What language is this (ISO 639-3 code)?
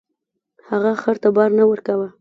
pus